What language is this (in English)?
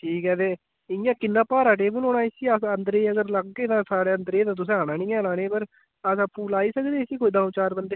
Dogri